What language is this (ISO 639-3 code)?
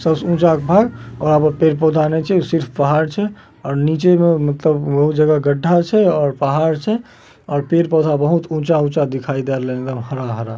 mag